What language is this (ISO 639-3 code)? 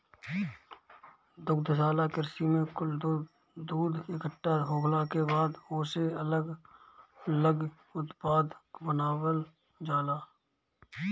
bho